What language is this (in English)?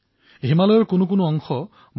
Assamese